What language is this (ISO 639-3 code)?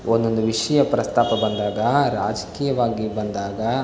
kan